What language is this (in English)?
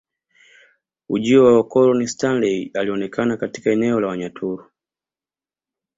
Swahili